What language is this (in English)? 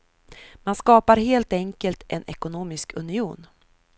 Swedish